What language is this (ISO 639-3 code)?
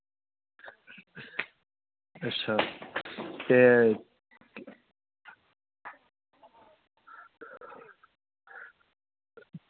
doi